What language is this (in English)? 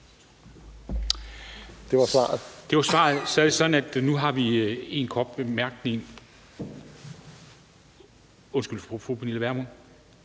Danish